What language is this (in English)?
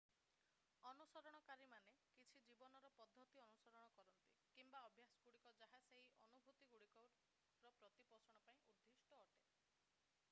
Odia